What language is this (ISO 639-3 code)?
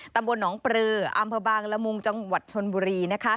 tha